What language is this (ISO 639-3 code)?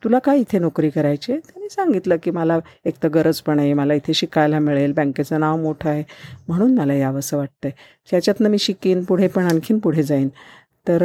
mar